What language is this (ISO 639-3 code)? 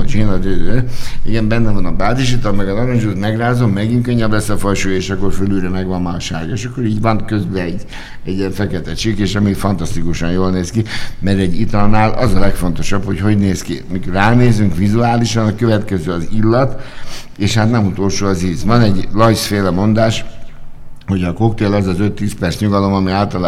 hun